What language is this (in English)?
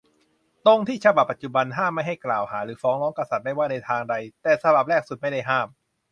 Thai